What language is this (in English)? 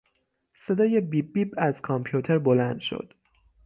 Persian